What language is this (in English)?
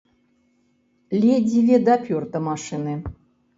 Belarusian